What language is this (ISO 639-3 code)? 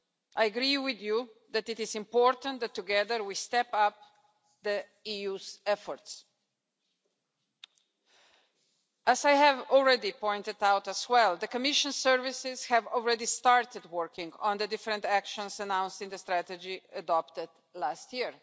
eng